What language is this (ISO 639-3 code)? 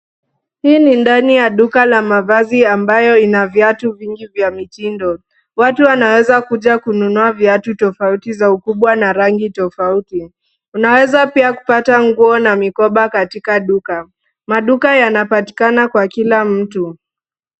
swa